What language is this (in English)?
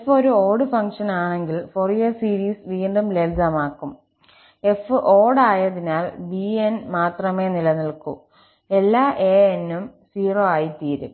Malayalam